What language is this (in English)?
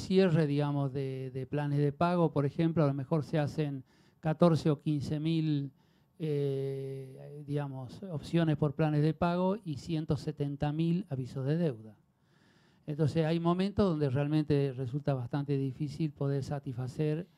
Spanish